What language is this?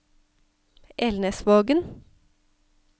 Norwegian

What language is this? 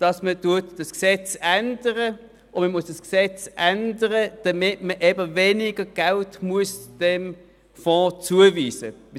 Swiss German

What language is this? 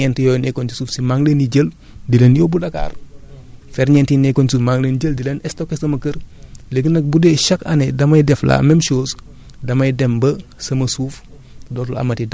Wolof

